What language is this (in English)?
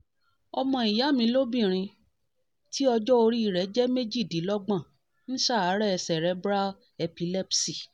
Yoruba